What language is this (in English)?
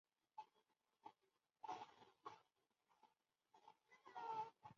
Chinese